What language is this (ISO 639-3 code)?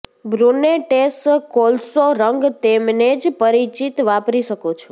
guj